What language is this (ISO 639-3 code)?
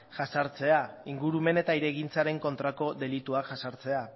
eus